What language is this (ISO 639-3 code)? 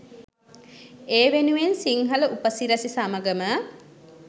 sin